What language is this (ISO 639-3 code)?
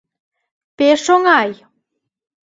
chm